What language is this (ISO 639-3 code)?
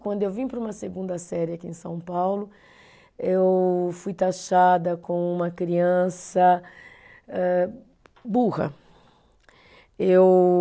por